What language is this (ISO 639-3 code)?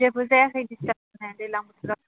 brx